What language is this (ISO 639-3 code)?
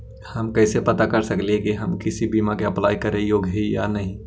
mag